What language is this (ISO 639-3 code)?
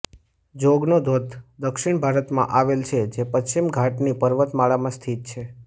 guj